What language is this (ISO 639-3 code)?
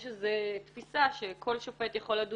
heb